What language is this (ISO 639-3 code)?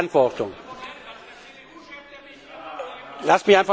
deu